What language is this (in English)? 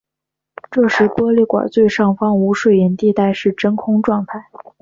Chinese